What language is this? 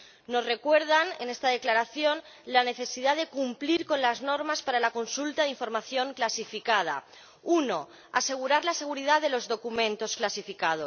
Spanish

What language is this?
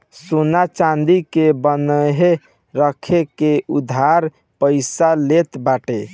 Bhojpuri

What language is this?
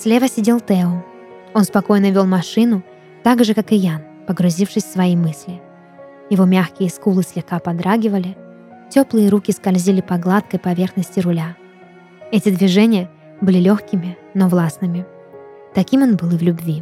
Russian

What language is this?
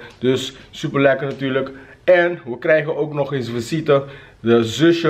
Dutch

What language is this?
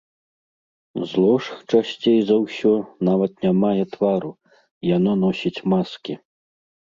Belarusian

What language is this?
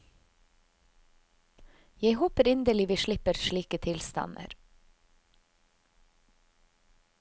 Norwegian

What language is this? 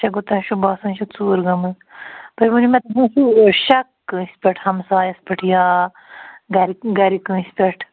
Kashmiri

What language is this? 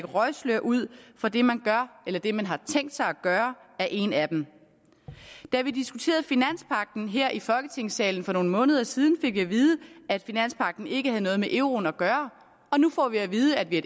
Danish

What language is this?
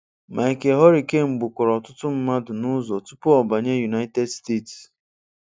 Igbo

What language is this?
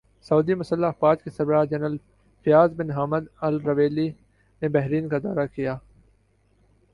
Urdu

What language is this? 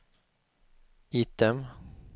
Swedish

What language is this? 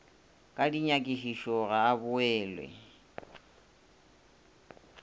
Northern Sotho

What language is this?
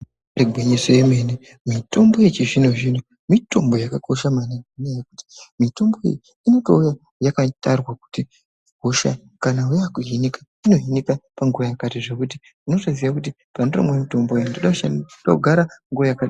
Ndau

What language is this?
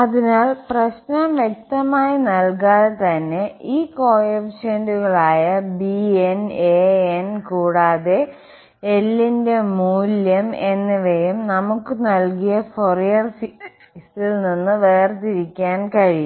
Malayalam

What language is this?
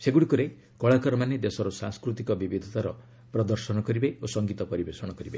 Odia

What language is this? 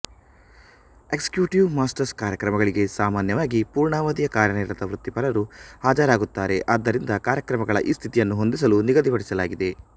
Kannada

